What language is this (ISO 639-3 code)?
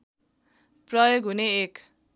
nep